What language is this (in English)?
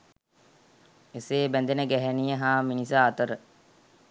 Sinhala